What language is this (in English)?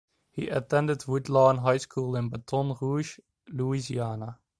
English